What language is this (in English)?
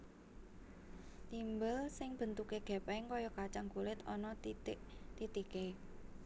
Javanese